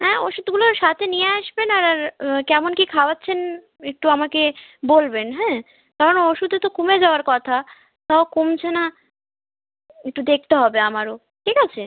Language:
Bangla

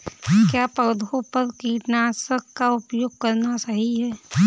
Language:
Hindi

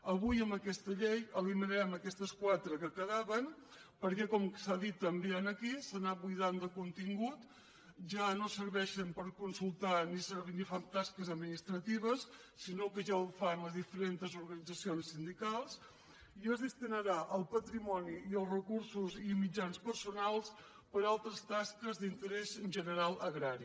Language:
Catalan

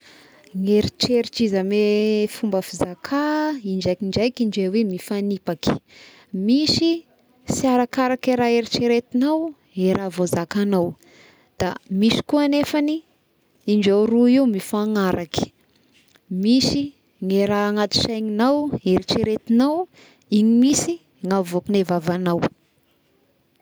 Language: Tesaka Malagasy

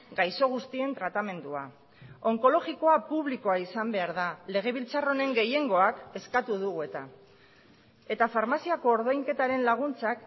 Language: Basque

